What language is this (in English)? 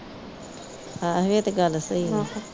Punjabi